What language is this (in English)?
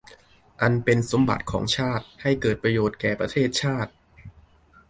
Thai